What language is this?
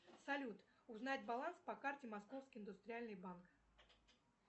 Russian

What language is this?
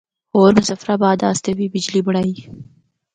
Northern Hindko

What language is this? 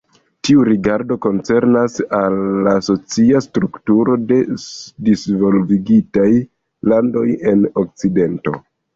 Esperanto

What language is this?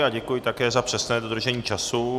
Czech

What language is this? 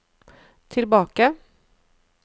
Norwegian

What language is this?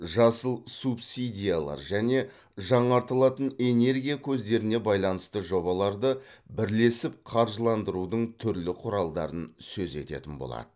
Kazakh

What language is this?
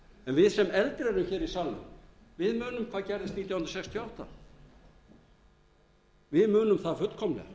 Icelandic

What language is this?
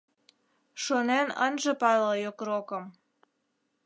Mari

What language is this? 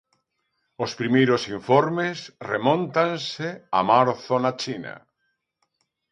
Galician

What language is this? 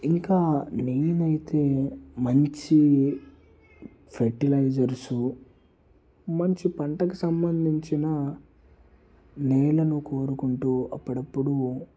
Telugu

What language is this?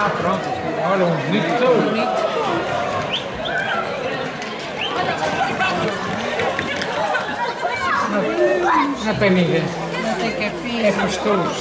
Portuguese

